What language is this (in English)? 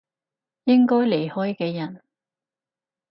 Cantonese